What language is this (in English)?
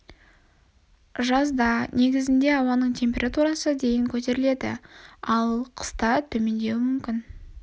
Kazakh